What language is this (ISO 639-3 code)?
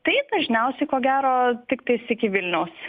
lit